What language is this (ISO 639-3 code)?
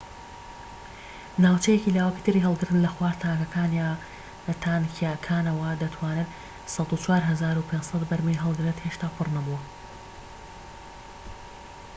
ckb